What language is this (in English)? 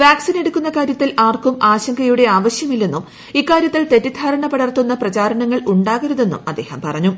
Malayalam